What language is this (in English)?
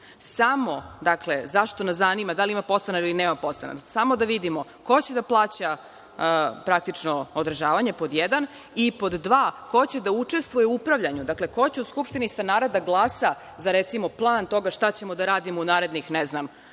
Serbian